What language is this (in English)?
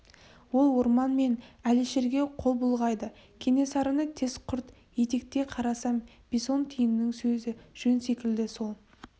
Kazakh